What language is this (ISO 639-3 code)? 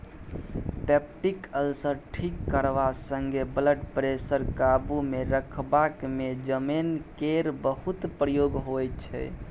mai